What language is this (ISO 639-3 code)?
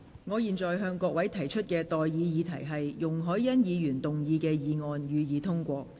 yue